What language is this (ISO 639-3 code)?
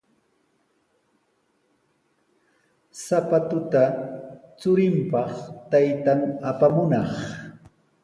qws